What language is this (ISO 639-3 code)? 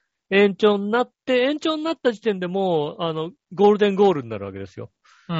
jpn